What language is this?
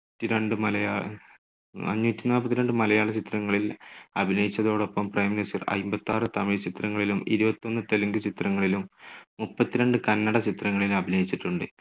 Malayalam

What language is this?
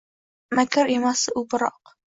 Uzbek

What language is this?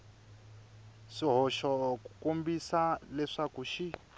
Tsonga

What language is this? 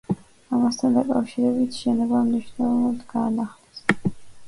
Georgian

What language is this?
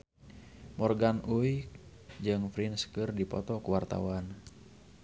Sundanese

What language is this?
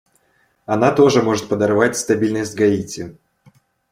Russian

